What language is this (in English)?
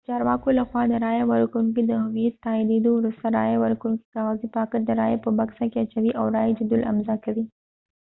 Pashto